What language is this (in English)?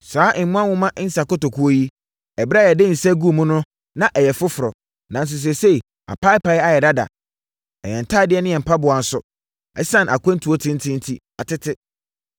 Akan